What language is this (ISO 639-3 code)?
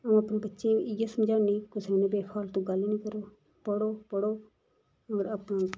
doi